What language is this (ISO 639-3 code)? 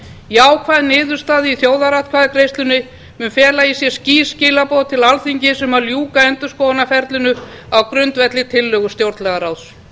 isl